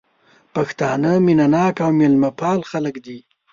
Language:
Pashto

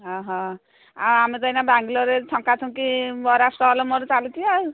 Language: Odia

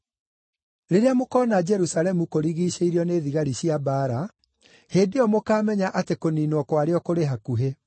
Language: Kikuyu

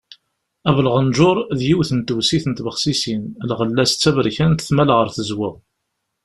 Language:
Kabyle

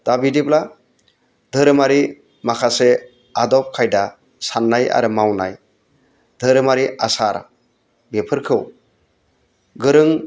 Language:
Bodo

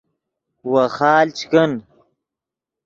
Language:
Yidgha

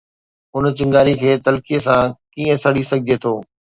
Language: Sindhi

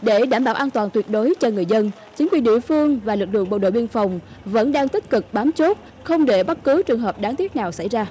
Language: Vietnamese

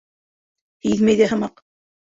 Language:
Bashkir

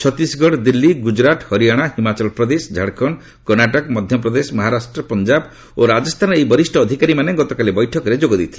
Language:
Odia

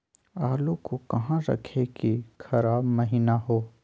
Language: Magahi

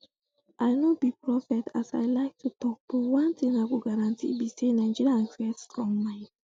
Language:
Nigerian Pidgin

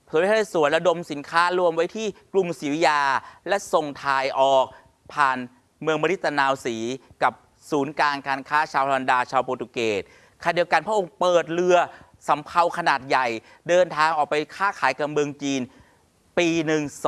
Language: Thai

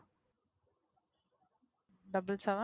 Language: Tamil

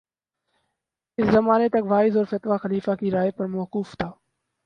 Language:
Urdu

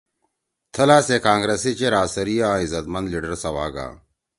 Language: Torwali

